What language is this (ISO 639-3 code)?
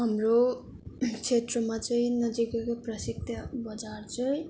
nep